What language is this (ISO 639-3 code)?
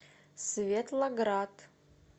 rus